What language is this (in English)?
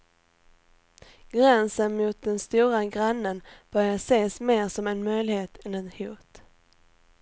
Swedish